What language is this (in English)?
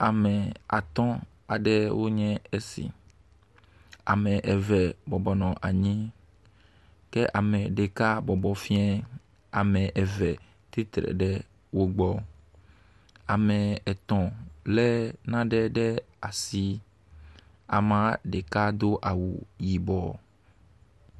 Ewe